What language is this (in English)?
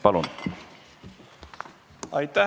Estonian